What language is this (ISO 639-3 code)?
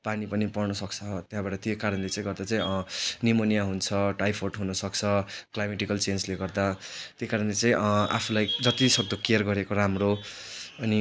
nep